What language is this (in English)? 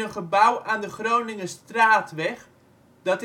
Dutch